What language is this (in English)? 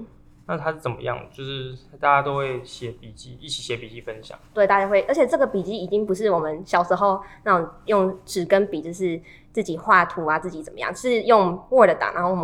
Chinese